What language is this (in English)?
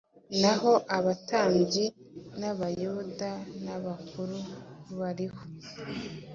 Kinyarwanda